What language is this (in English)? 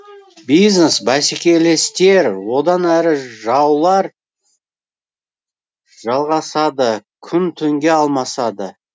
Kazakh